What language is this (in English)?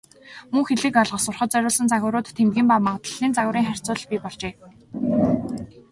Mongolian